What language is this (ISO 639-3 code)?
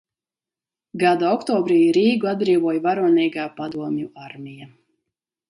lav